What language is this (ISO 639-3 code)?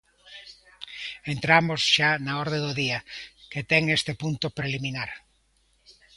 glg